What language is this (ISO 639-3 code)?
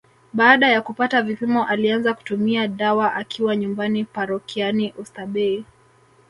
swa